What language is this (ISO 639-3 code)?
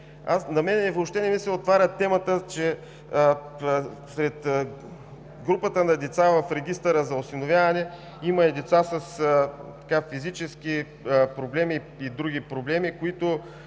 bul